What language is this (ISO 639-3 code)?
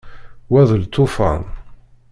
kab